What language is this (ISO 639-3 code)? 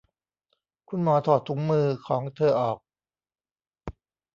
tha